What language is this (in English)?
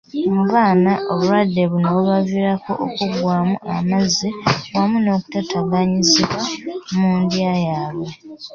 Ganda